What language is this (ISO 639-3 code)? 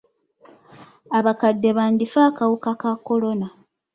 lug